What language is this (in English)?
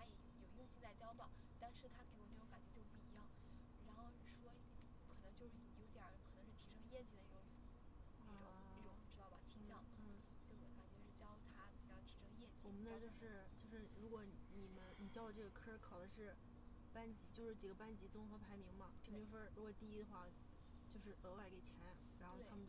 Chinese